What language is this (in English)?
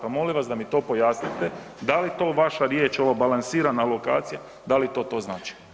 Croatian